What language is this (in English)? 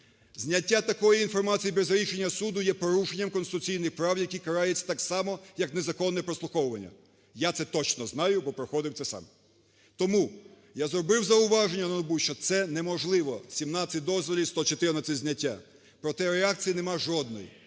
Ukrainian